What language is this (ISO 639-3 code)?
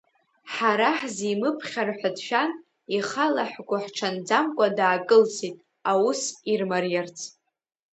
abk